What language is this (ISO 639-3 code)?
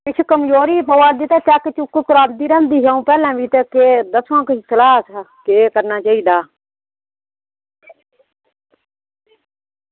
doi